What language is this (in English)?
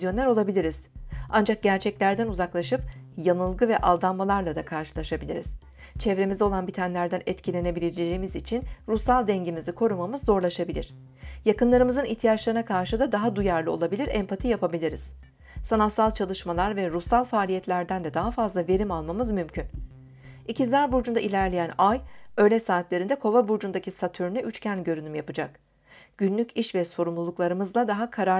Turkish